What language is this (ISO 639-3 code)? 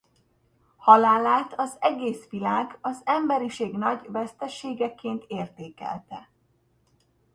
hun